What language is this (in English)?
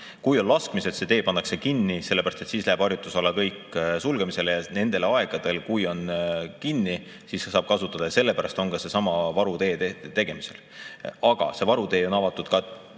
Estonian